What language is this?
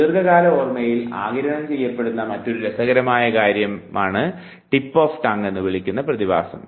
Malayalam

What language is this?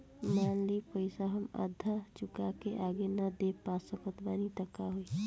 Bhojpuri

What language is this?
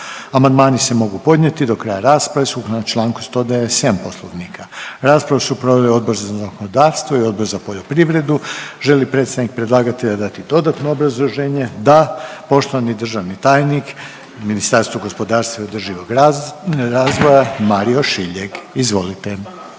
Croatian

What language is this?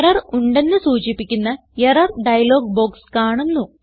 Malayalam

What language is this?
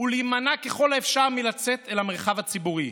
Hebrew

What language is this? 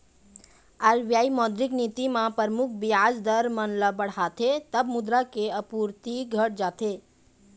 Chhattisgarhi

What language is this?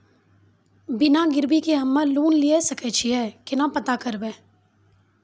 Maithili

